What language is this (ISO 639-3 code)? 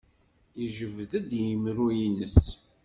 kab